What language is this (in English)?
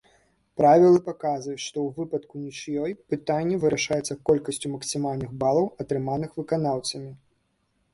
Belarusian